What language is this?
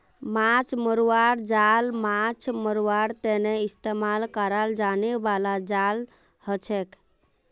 Magahi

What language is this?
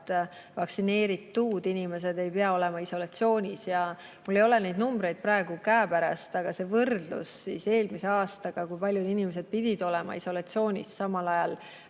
Estonian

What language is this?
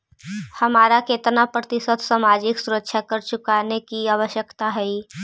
Magahi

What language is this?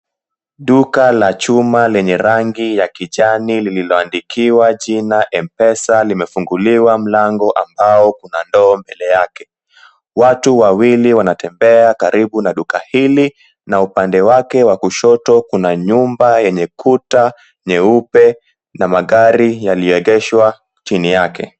Swahili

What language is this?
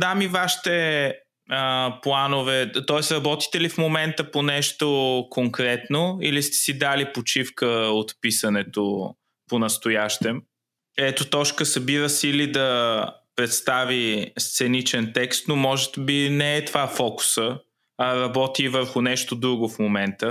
Bulgarian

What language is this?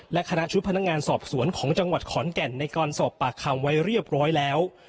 Thai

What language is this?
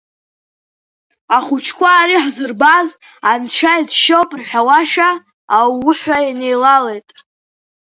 Abkhazian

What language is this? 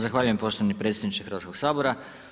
Croatian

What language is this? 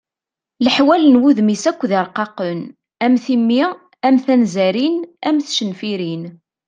Kabyle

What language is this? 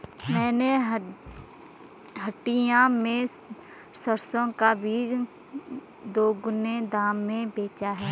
Hindi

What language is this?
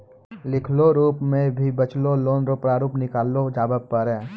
Maithili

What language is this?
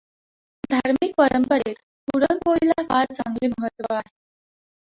Marathi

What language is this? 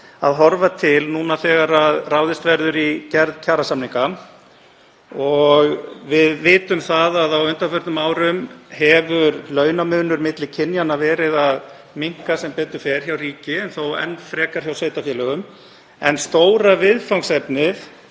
Icelandic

